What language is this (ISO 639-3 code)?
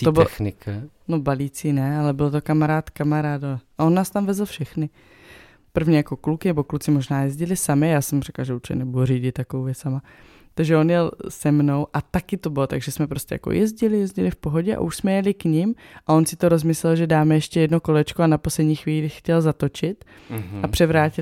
ces